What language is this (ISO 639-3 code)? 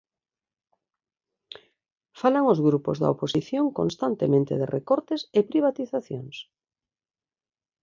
glg